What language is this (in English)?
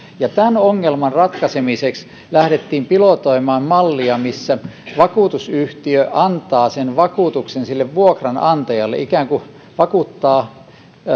Finnish